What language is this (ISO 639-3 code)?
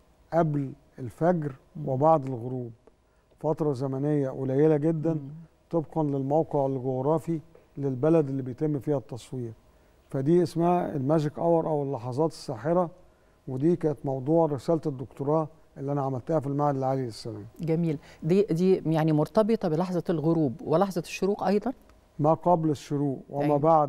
ara